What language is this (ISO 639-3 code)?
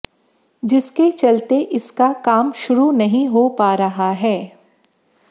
hin